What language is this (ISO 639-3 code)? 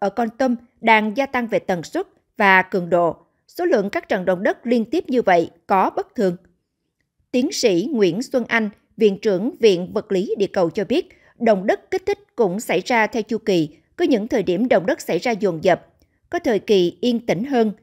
vie